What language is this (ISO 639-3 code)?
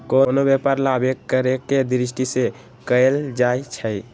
mag